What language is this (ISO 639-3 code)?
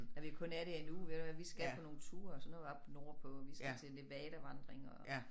dan